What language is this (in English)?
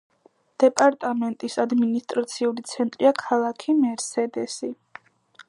Georgian